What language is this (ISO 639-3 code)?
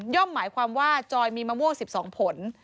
tha